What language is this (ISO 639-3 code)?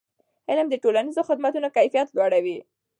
pus